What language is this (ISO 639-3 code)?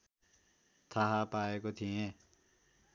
nep